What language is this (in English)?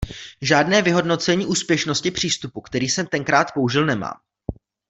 Czech